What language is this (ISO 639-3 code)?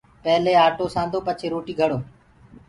ggg